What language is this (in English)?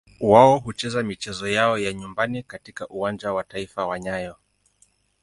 Swahili